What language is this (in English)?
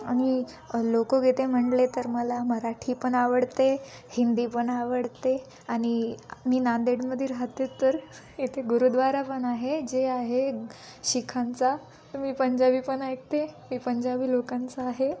Marathi